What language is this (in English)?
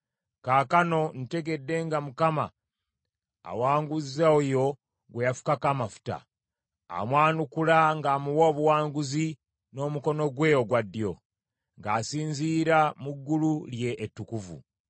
Ganda